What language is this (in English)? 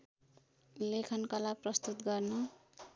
Nepali